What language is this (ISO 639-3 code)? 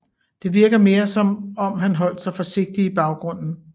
dan